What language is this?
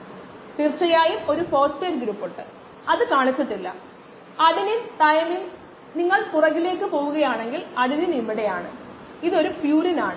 Malayalam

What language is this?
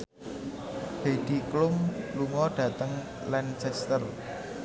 Javanese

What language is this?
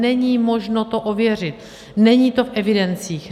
Czech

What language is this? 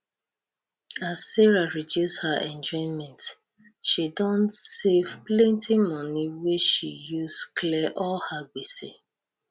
Nigerian Pidgin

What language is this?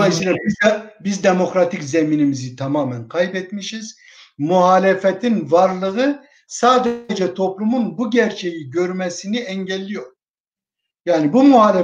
Turkish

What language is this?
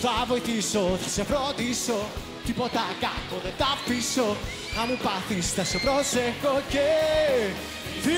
Greek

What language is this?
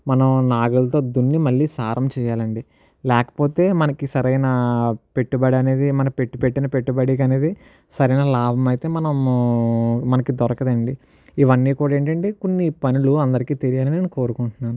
Telugu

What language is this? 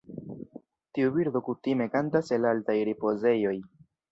Esperanto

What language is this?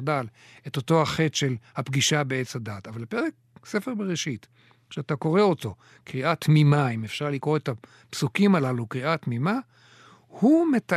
Hebrew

